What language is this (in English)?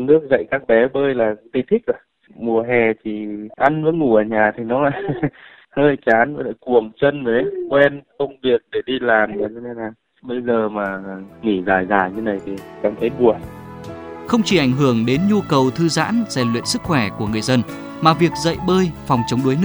Vietnamese